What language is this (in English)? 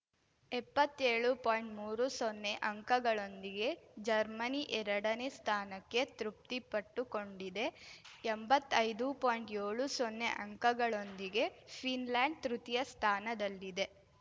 Kannada